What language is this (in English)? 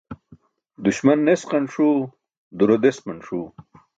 Burushaski